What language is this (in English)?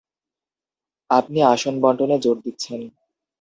Bangla